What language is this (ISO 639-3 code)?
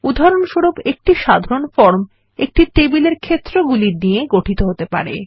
ben